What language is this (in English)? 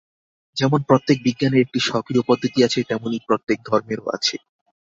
Bangla